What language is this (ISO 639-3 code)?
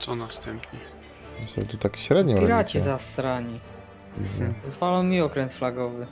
pol